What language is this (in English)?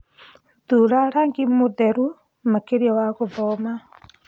Kikuyu